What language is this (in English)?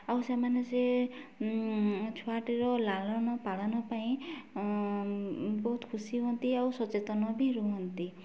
Odia